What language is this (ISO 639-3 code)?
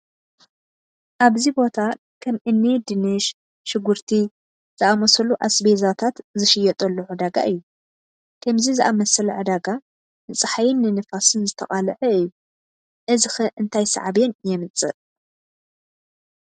tir